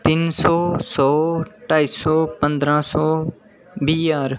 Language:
Dogri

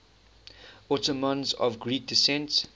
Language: English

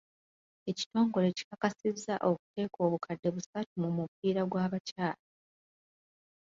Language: Ganda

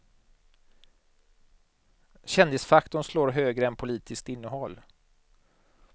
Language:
Swedish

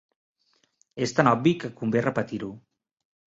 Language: Catalan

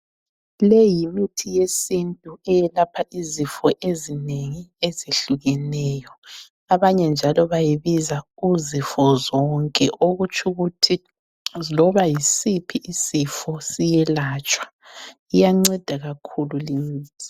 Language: North Ndebele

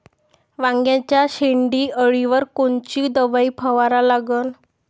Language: Marathi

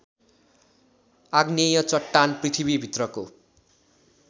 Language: Nepali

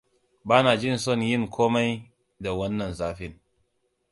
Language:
Hausa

